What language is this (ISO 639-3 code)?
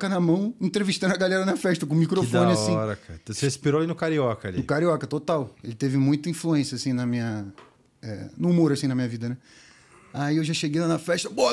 por